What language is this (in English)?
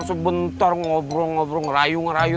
Indonesian